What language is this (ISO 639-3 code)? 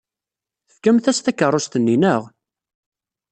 kab